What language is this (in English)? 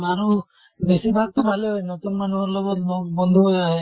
Assamese